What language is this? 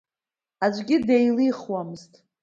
Abkhazian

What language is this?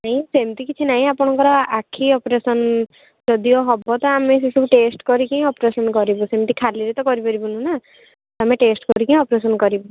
Odia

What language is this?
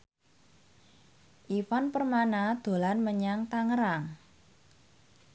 Javanese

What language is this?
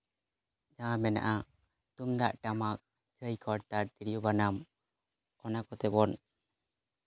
Santali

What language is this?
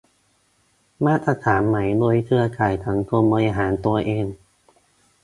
Thai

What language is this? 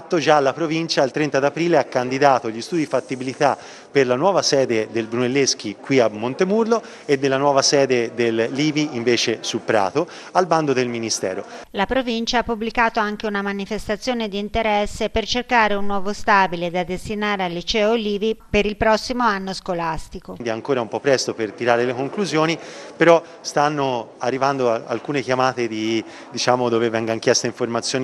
Italian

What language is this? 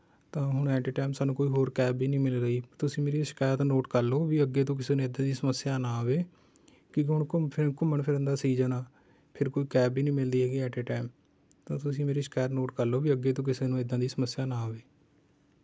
Punjabi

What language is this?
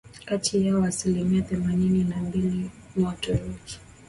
Swahili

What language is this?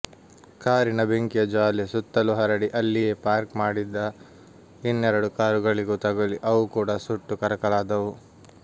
Kannada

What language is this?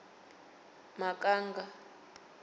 Venda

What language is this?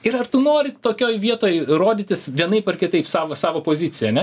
Lithuanian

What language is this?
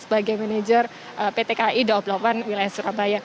Indonesian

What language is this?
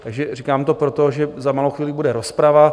Czech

